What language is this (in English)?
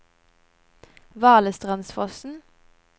Norwegian